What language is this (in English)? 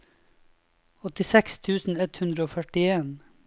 Norwegian